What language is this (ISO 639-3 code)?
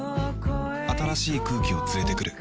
jpn